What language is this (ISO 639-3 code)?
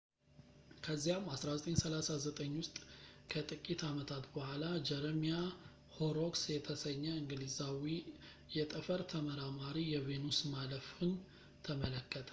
amh